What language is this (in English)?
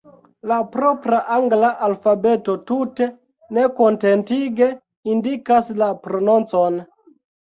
Esperanto